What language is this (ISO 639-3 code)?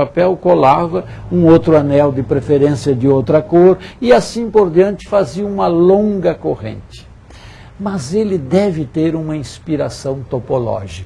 por